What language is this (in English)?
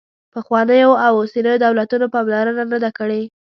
Pashto